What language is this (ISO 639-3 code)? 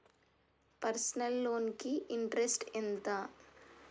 tel